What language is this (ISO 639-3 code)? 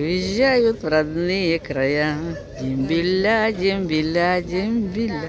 rus